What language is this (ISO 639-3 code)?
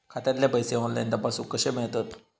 mar